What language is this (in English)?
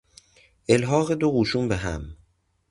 Persian